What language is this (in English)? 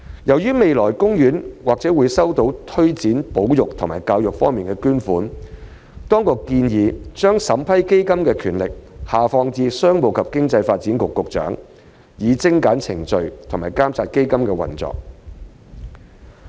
Cantonese